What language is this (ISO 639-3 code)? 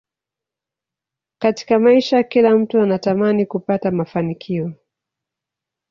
swa